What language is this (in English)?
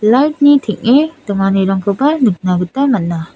Garo